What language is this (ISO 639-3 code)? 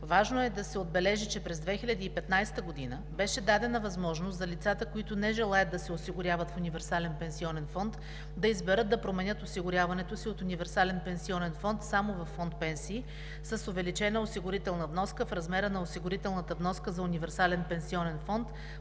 bul